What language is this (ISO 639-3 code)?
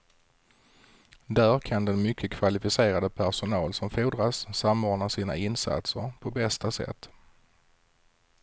swe